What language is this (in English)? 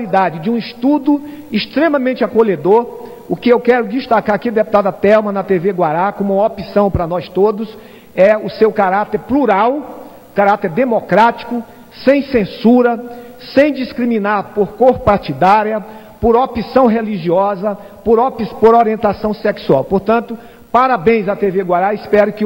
Portuguese